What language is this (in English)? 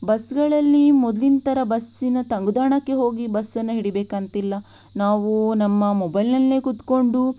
Kannada